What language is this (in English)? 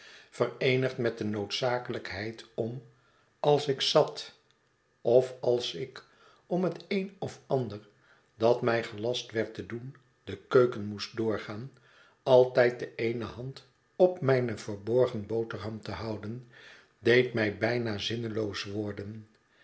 Dutch